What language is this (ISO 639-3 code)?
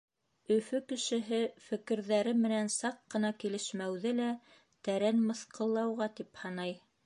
bak